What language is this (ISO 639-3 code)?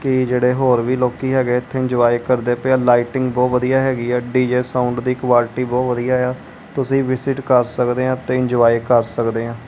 pan